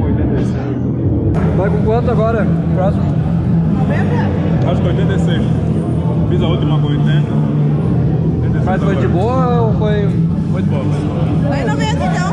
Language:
Portuguese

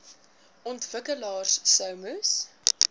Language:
Afrikaans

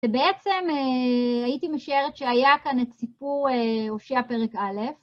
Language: Hebrew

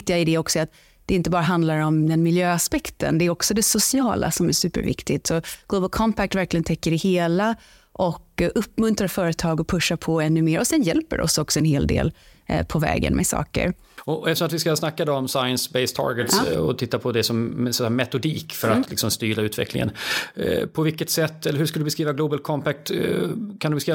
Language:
Swedish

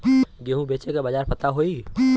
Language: Bhojpuri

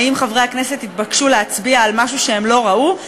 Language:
Hebrew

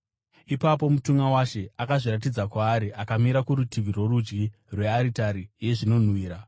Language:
Shona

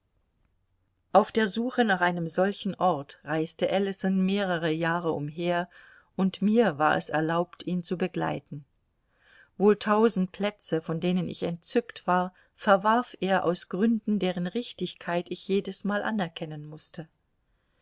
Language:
German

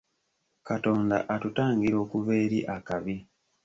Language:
Ganda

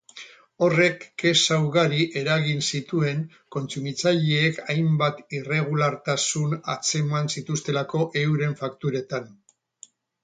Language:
Basque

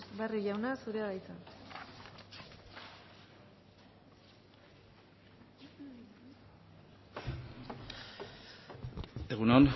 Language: Basque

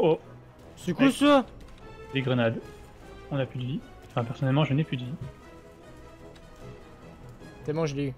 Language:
French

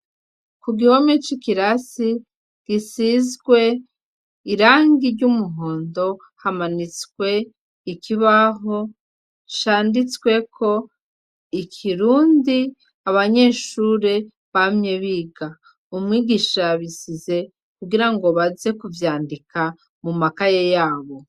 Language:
Rundi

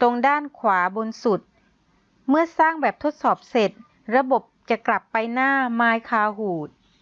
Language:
Thai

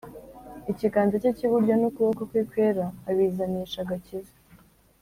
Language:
Kinyarwanda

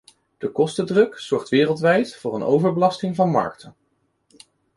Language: Dutch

